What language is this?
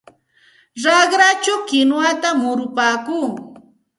Santa Ana de Tusi Pasco Quechua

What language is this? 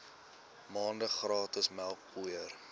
Afrikaans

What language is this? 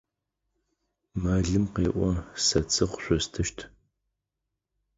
Adyghe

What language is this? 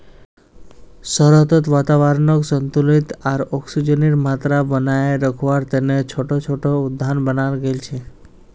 Magahi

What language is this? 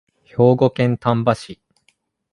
Japanese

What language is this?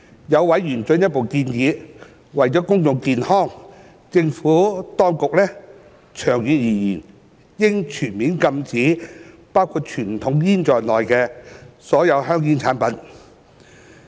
Cantonese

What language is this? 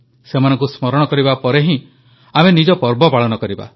Odia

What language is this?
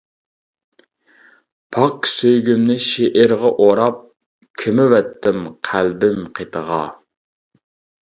Uyghur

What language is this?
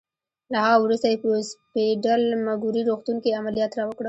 Pashto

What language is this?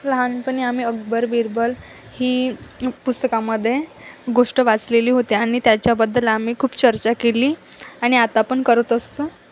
Marathi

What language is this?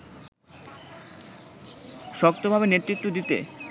Bangla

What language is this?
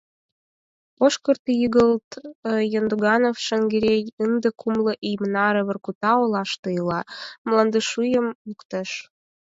Mari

